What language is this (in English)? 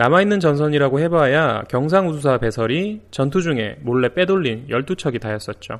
Korean